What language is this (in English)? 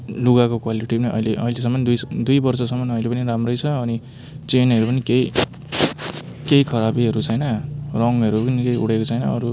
Nepali